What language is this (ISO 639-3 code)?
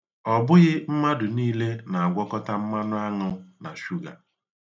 ibo